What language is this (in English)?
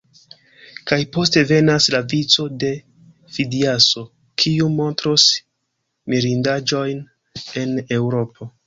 Esperanto